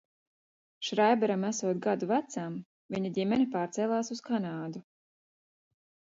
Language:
Latvian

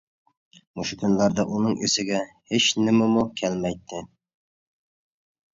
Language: Uyghur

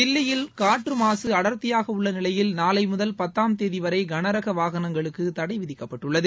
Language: Tamil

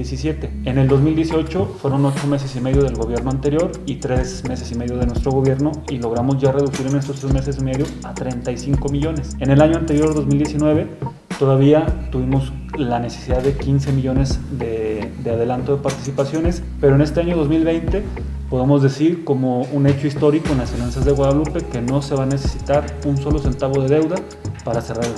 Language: Spanish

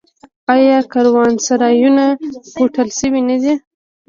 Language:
Pashto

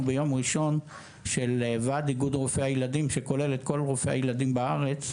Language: Hebrew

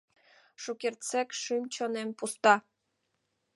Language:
Mari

